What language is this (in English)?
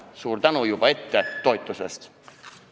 Estonian